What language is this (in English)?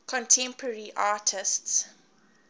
English